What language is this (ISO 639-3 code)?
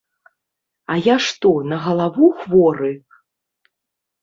bel